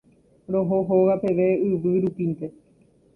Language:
Guarani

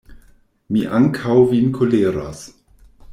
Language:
Esperanto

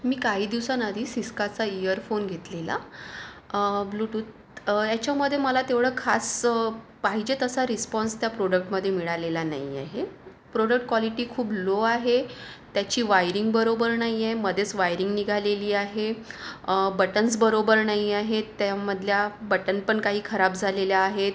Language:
Marathi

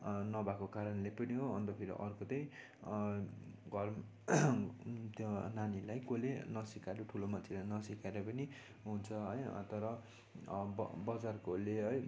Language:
Nepali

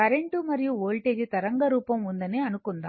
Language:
Telugu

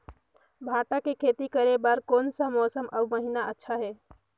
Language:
Chhattisgarhi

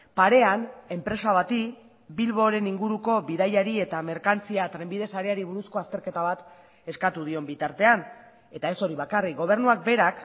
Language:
Basque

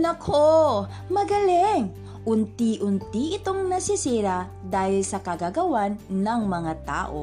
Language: Filipino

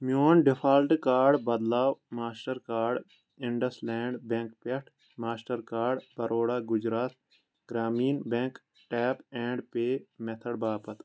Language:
Kashmiri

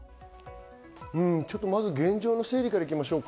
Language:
Japanese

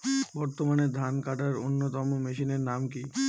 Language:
Bangla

